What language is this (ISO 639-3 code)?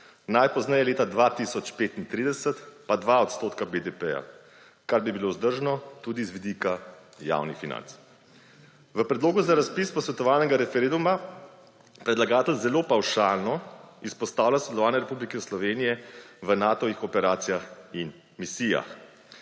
slv